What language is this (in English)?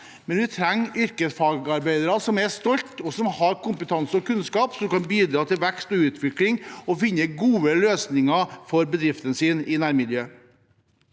Norwegian